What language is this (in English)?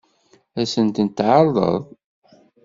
Kabyle